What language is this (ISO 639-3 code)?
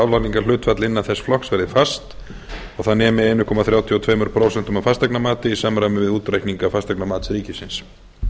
isl